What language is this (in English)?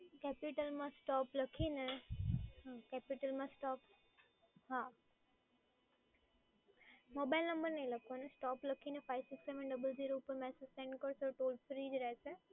Gujarati